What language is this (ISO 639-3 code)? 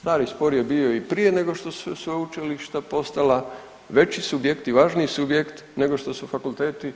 hrv